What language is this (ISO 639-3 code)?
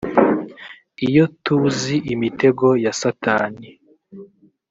kin